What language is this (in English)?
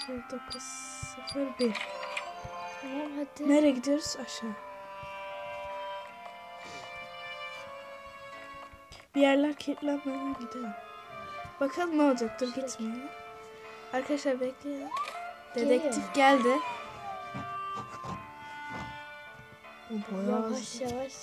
Turkish